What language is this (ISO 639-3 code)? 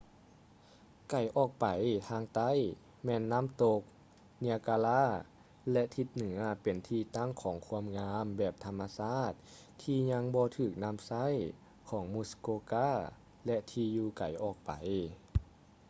lao